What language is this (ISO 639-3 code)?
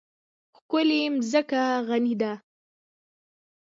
pus